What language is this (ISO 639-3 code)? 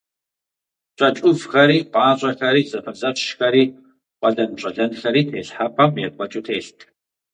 kbd